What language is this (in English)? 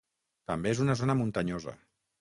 Catalan